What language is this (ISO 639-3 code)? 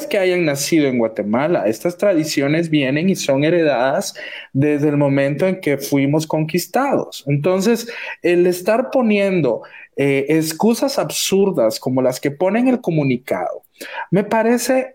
spa